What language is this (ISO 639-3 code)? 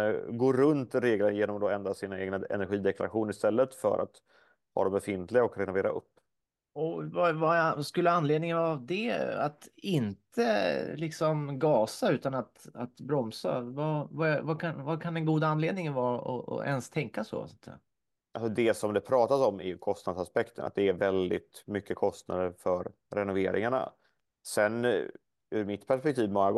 swe